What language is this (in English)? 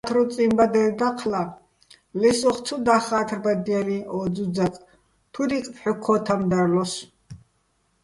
Bats